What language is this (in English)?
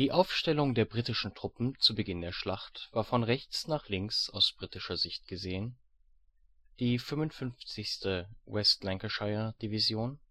German